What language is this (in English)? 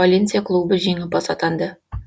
Kazakh